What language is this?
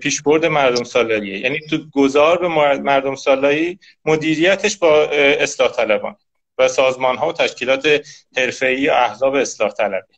Persian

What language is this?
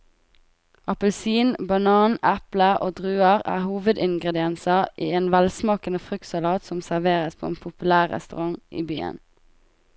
Norwegian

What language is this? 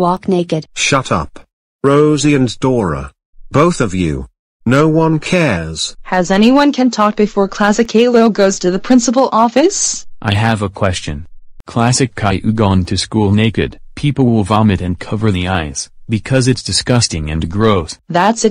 English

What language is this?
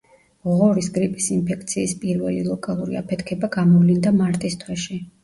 Georgian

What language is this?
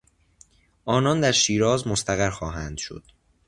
Persian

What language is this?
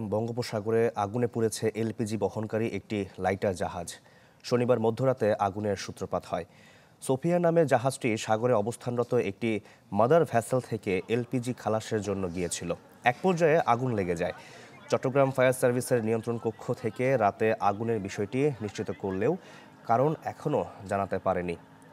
Arabic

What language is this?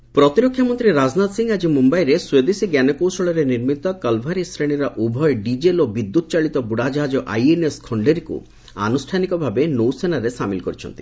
Odia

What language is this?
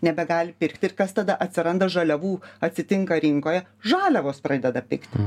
Lithuanian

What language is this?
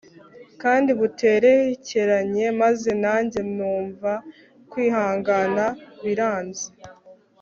Kinyarwanda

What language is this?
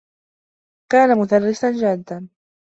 Arabic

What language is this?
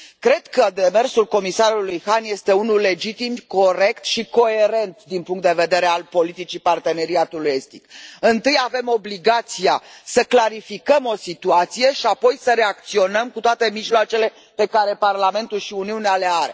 Romanian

